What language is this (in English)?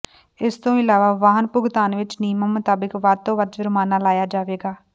Punjabi